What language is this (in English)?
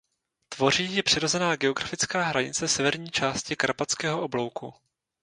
Czech